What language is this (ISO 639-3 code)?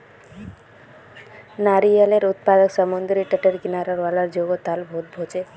mag